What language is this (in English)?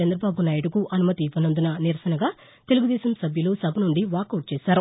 Telugu